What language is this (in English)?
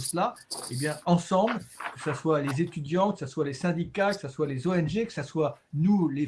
French